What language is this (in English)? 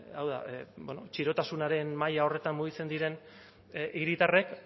Basque